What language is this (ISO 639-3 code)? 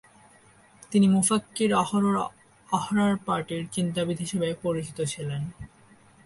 ben